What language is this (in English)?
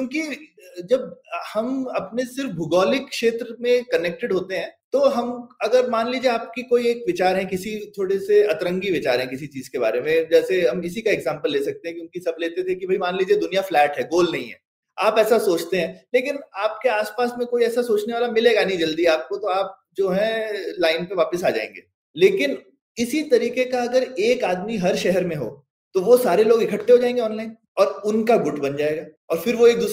Hindi